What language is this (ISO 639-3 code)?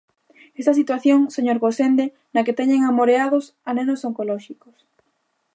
glg